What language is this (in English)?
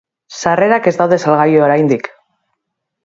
Basque